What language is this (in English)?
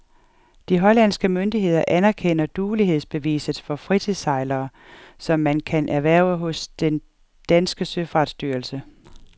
Danish